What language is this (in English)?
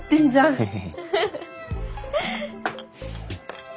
Japanese